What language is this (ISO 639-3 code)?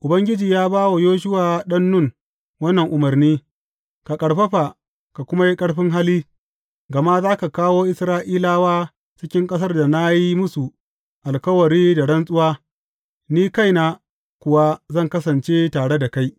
hau